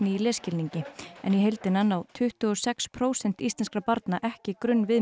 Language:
Icelandic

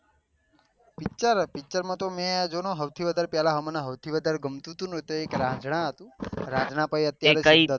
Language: Gujarati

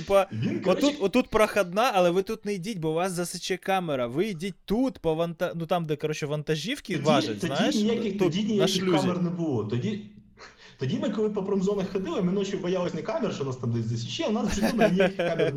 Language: Ukrainian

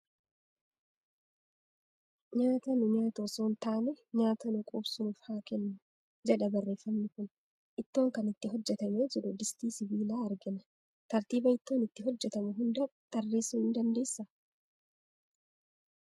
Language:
Oromo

